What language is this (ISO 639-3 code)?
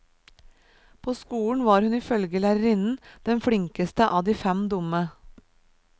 nor